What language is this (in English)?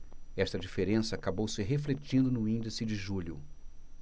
Portuguese